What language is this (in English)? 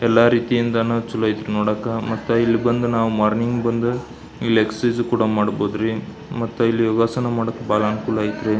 Kannada